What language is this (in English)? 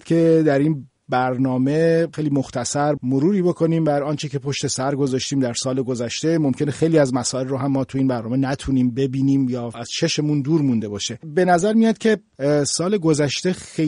Persian